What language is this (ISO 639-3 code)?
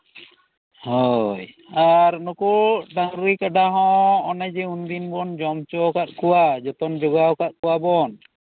sat